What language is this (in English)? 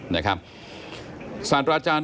Thai